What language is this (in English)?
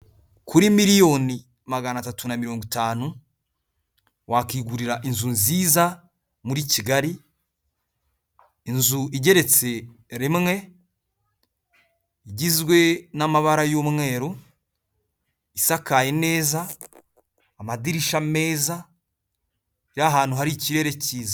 Kinyarwanda